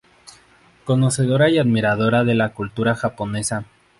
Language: Spanish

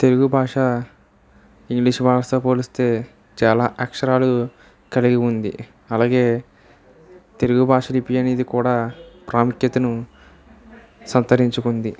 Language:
Telugu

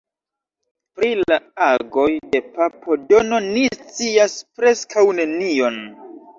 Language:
Esperanto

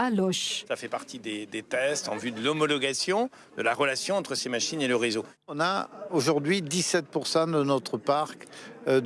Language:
French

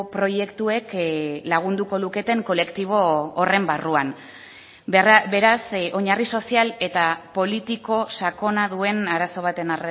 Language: Basque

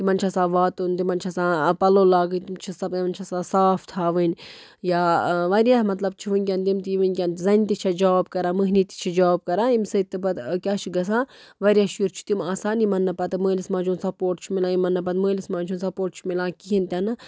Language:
Kashmiri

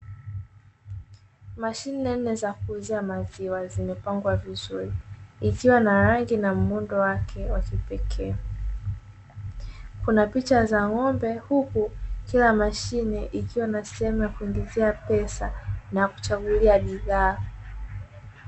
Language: Swahili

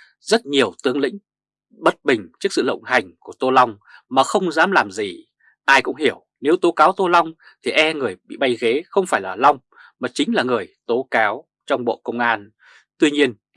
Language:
Vietnamese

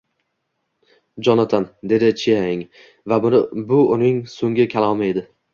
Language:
Uzbek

